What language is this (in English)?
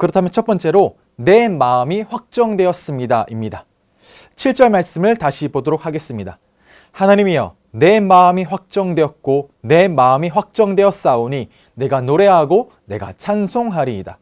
Korean